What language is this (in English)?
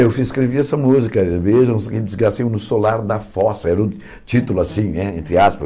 Portuguese